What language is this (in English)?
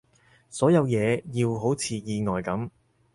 Cantonese